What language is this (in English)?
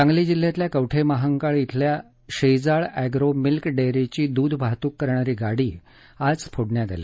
Marathi